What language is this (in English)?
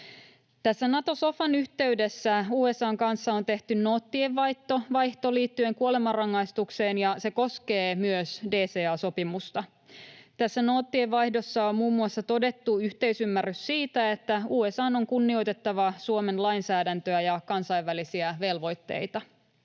Finnish